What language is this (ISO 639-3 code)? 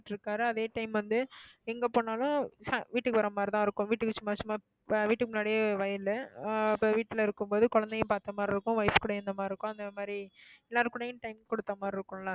tam